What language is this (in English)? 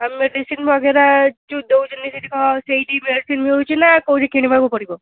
Odia